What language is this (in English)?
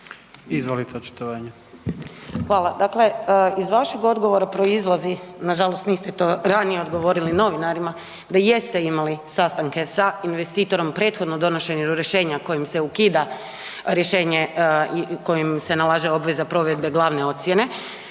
Croatian